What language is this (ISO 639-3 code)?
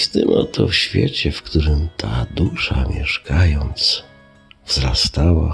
pol